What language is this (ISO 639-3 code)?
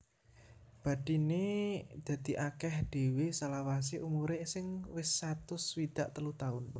jav